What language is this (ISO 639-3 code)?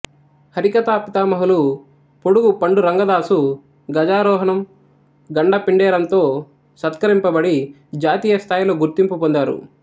tel